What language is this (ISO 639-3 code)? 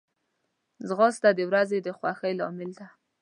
pus